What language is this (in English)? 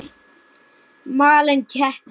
Icelandic